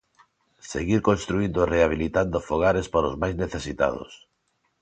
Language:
Galician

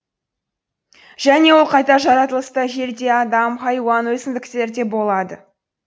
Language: Kazakh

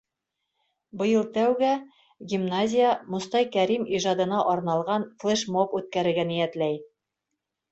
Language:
Bashkir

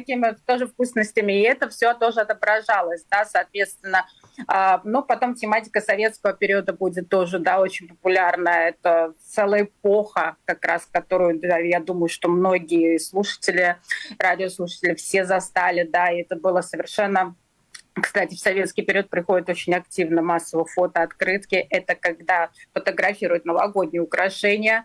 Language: Russian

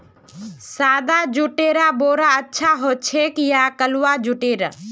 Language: Magahi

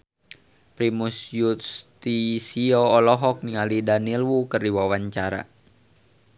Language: Sundanese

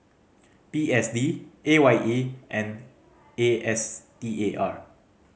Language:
English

